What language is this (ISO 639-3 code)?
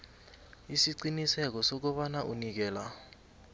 nbl